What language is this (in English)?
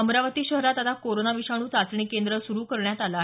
Marathi